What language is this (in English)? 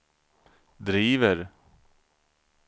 Swedish